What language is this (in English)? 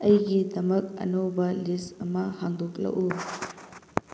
Manipuri